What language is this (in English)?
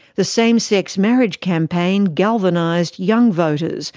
English